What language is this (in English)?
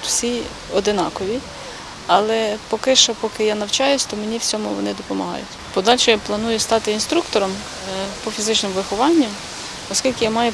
Ukrainian